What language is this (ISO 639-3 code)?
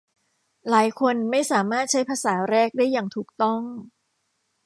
tha